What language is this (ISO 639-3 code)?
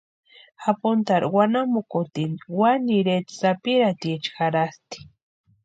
pua